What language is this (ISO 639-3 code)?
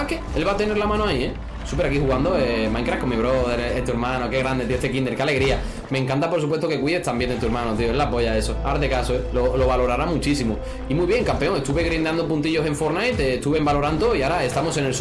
spa